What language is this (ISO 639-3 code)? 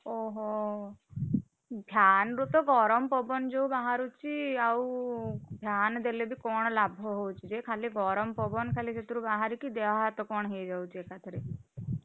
ori